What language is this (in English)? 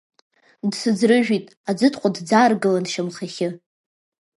Abkhazian